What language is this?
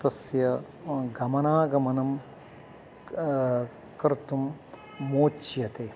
Sanskrit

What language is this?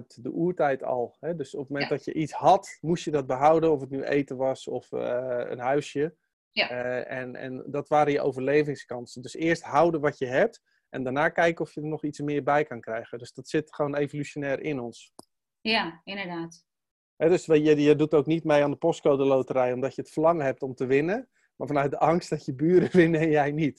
Dutch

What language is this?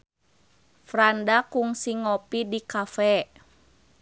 Sundanese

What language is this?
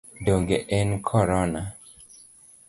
Luo (Kenya and Tanzania)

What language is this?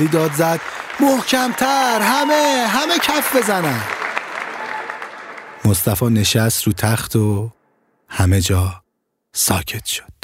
Persian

